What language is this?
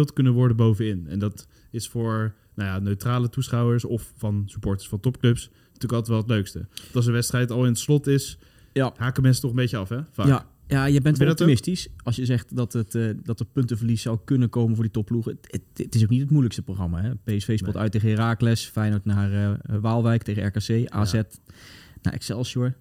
Dutch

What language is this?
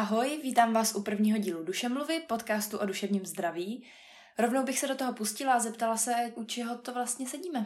Czech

